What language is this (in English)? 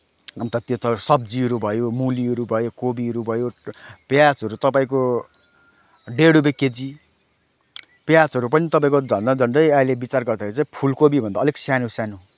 Nepali